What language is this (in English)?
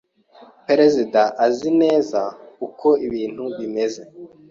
Kinyarwanda